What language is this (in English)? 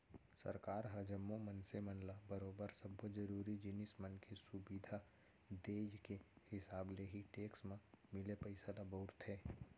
Chhattisgarhi